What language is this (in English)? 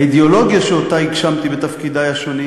Hebrew